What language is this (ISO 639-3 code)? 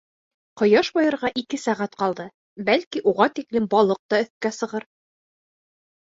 bak